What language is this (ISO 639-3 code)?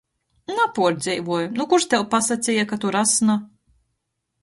ltg